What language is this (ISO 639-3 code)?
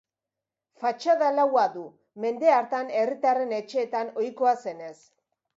eus